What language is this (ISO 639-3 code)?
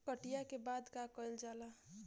bho